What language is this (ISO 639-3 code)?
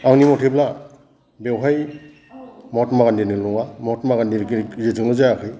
brx